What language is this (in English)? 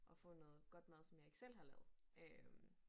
Danish